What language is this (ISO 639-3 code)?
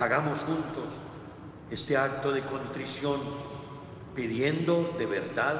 spa